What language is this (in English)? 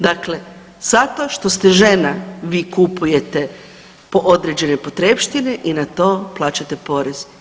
Croatian